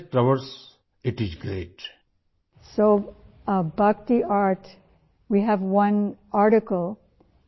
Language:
Urdu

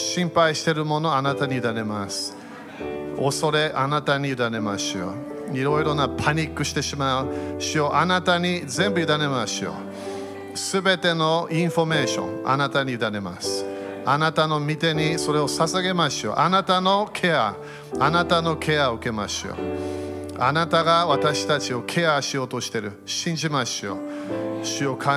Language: Japanese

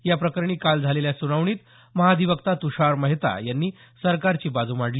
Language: Marathi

